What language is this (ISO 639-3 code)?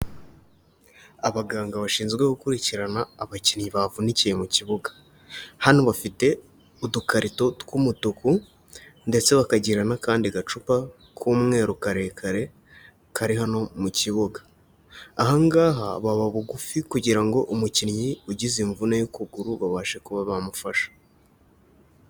kin